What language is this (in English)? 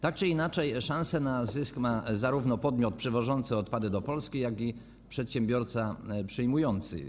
Polish